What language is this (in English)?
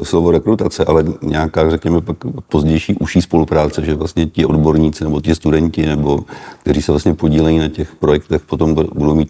Czech